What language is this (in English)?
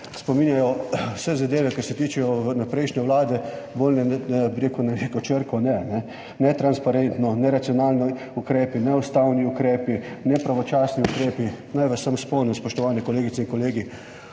Slovenian